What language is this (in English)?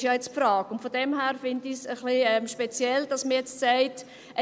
Swiss German